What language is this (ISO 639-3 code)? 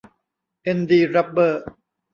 tha